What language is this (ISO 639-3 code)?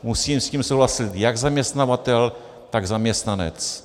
ces